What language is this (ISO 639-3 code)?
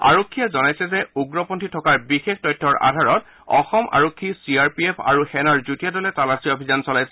asm